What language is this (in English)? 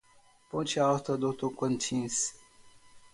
Portuguese